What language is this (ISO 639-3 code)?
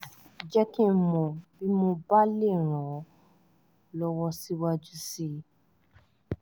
yor